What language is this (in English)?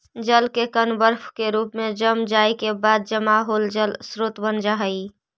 Magahi